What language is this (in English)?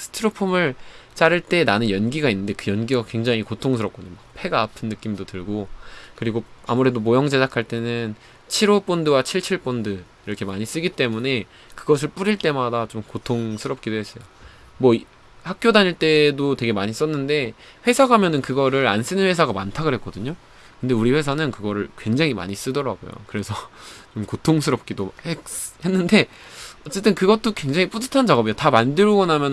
Korean